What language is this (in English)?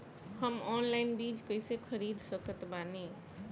Bhojpuri